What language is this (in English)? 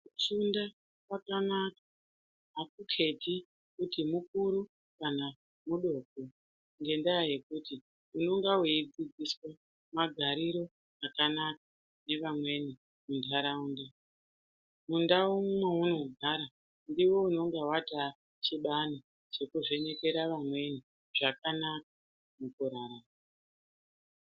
Ndau